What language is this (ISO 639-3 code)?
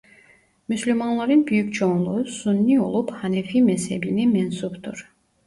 tur